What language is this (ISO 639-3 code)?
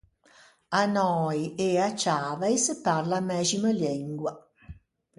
lij